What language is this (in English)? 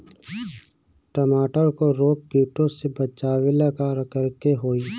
Bhojpuri